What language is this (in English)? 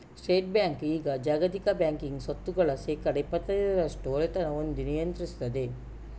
Kannada